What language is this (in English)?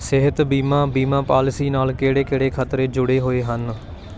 Punjabi